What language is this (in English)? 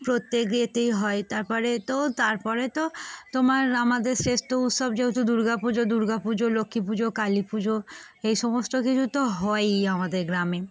Bangla